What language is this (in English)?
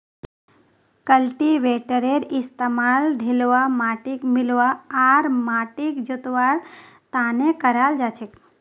Magahi